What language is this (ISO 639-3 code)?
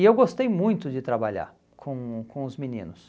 por